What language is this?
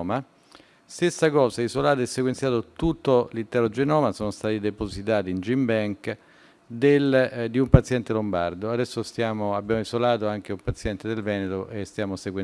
Italian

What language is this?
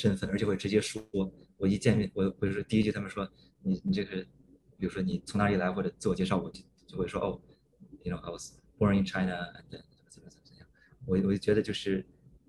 Chinese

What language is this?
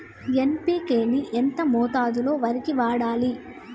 Telugu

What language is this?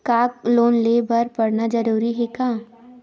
Chhattisgarhi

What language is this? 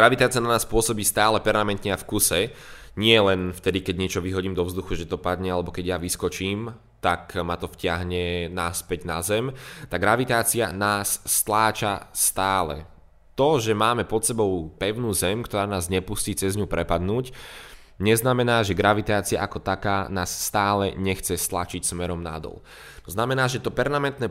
Slovak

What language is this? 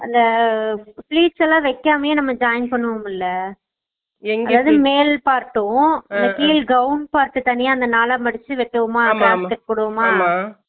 Tamil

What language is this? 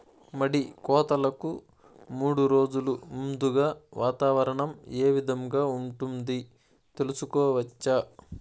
Telugu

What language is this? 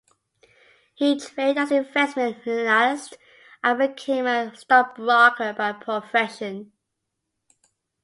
English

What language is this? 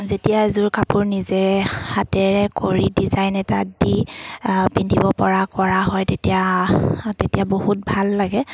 Assamese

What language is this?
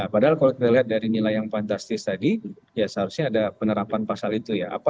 Indonesian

